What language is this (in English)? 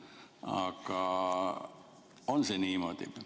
Estonian